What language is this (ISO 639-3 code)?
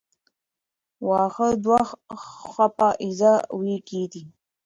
pus